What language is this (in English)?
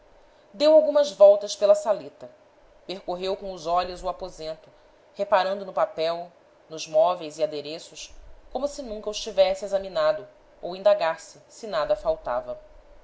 Portuguese